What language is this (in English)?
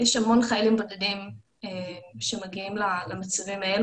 Hebrew